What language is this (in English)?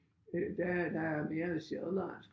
Danish